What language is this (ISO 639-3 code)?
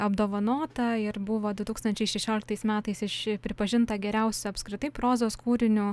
lit